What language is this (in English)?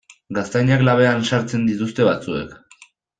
Basque